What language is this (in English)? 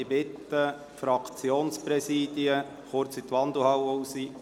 Swiss German